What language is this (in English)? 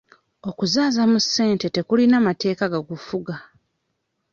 Ganda